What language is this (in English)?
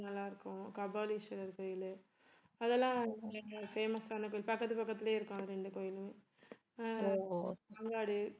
Tamil